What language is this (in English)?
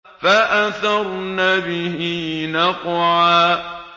Arabic